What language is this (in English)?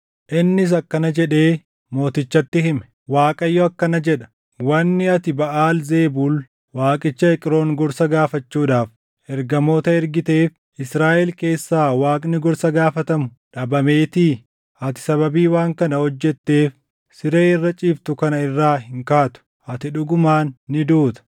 Oromo